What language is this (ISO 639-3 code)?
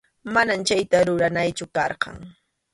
qxu